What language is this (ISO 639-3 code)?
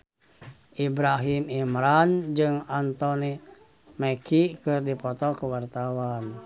sun